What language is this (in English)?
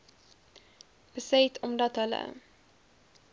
Afrikaans